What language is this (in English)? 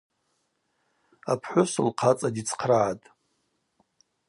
Abaza